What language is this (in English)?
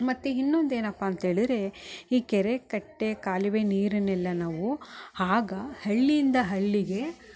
Kannada